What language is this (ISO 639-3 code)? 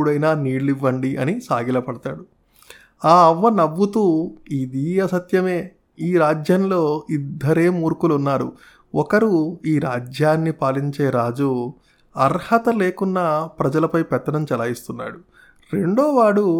tel